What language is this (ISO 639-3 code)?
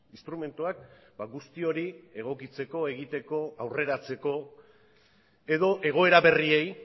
eus